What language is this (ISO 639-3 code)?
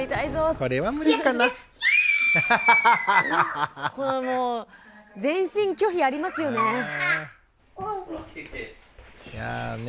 jpn